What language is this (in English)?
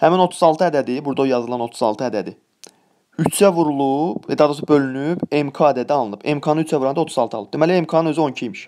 Turkish